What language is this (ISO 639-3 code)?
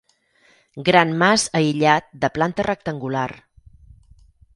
cat